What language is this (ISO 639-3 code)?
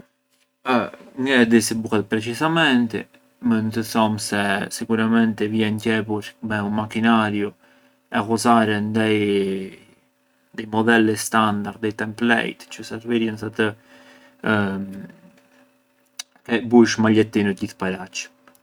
aae